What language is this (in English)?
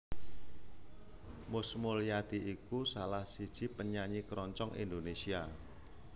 Javanese